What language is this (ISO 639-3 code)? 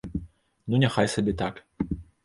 bel